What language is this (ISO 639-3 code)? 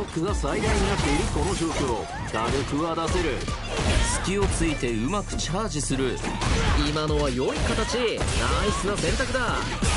jpn